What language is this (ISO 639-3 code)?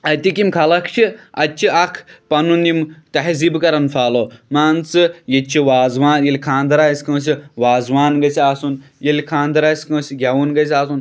kas